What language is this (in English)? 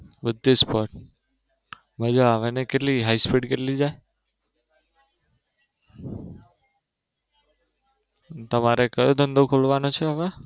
Gujarati